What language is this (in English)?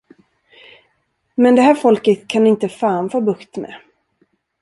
Swedish